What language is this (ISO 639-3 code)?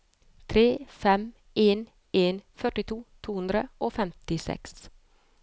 nor